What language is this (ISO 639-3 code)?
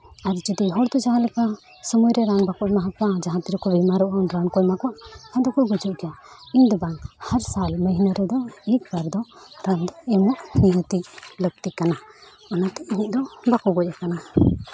sat